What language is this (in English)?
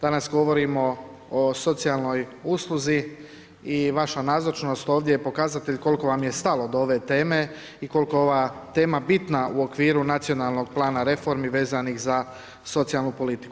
Croatian